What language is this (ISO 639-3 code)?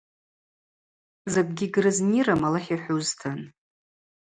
abq